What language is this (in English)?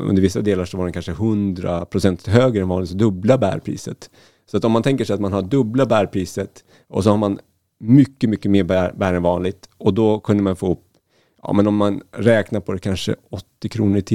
Swedish